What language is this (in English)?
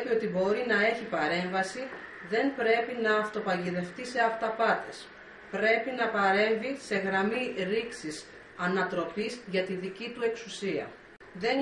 Greek